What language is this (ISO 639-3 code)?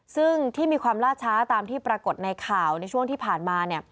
tha